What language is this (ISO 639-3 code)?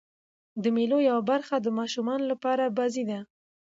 pus